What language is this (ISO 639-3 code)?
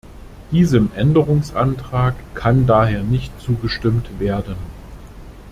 deu